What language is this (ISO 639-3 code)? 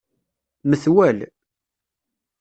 kab